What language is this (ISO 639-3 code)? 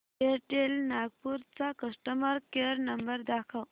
mar